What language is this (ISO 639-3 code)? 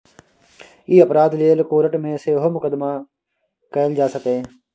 mai